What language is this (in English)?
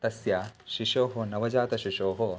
Sanskrit